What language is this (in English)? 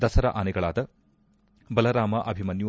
Kannada